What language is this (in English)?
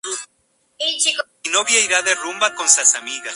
Spanish